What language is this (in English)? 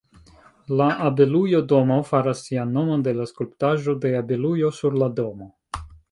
Esperanto